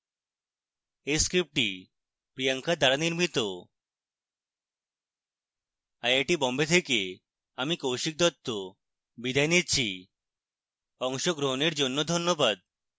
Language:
Bangla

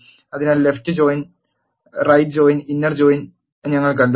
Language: Malayalam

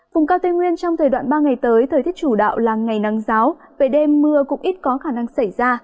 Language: Vietnamese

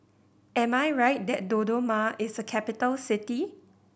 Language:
English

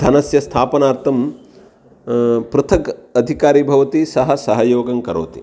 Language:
Sanskrit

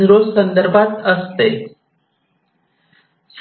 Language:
Marathi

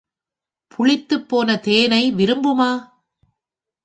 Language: Tamil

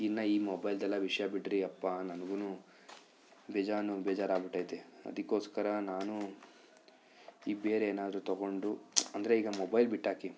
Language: Kannada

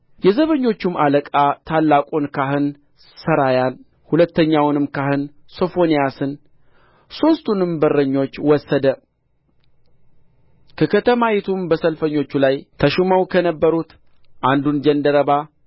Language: Amharic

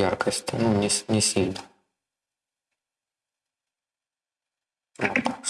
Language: Russian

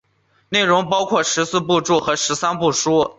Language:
Chinese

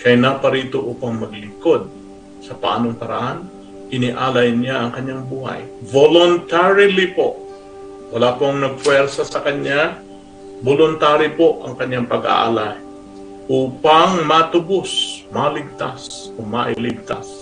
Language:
Filipino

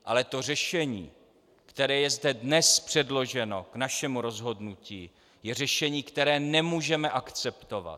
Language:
Czech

